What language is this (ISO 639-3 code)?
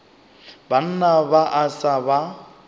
nso